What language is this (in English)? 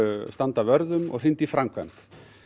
Icelandic